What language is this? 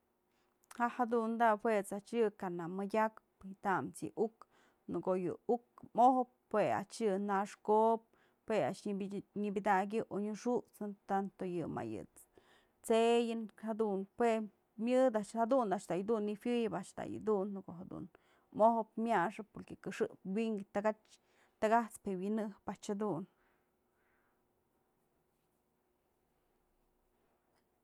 Mazatlán Mixe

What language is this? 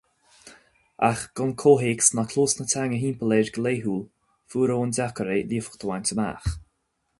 Irish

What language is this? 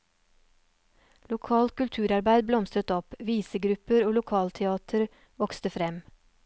Norwegian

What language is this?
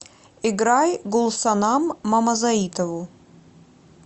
Russian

